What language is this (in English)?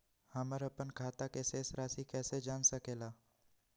Magahi